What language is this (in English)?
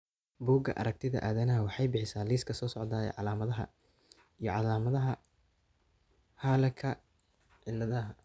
Somali